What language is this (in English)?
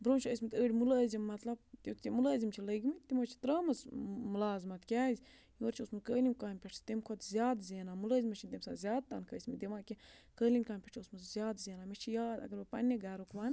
Kashmiri